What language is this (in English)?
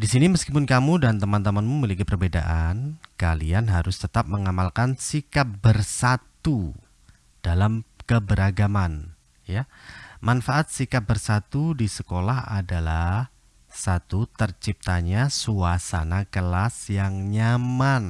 Indonesian